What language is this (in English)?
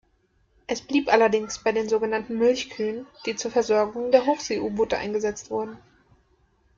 German